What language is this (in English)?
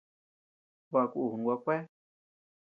Tepeuxila Cuicatec